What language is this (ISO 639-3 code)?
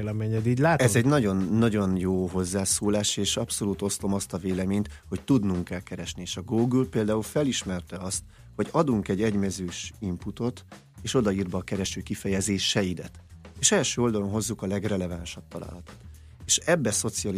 hun